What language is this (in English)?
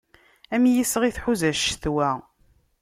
Kabyle